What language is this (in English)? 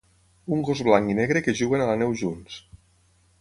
Catalan